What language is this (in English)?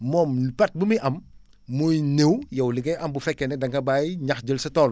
Wolof